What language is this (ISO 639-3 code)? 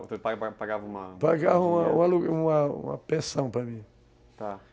por